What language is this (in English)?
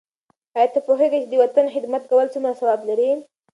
Pashto